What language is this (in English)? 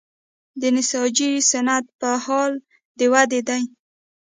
Pashto